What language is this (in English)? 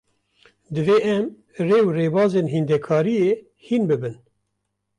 Kurdish